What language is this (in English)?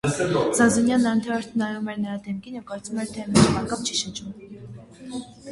Armenian